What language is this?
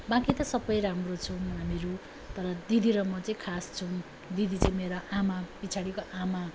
Nepali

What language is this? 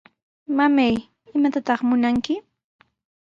Sihuas Ancash Quechua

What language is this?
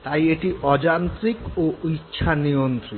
Bangla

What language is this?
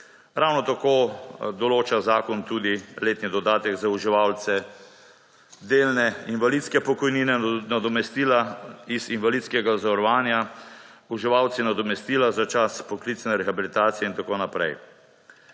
Slovenian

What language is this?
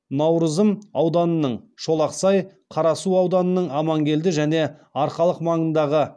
Kazakh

